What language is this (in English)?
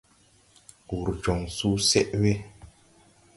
Tupuri